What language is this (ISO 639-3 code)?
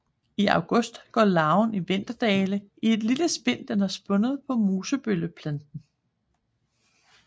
dan